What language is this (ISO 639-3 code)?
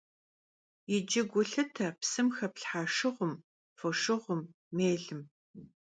kbd